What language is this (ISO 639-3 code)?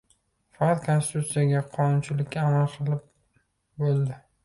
uzb